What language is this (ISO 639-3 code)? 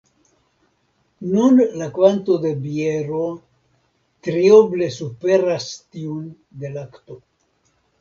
epo